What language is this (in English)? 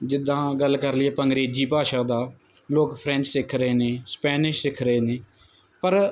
Punjabi